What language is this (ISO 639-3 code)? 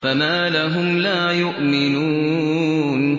ara